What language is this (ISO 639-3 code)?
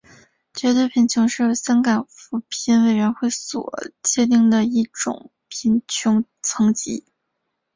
zho